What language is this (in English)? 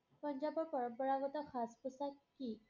Assamese